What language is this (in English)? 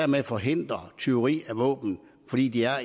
Danish